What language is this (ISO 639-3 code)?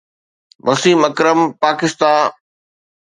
snd